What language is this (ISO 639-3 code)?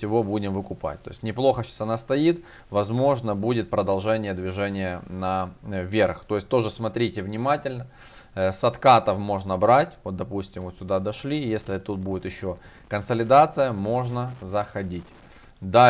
rus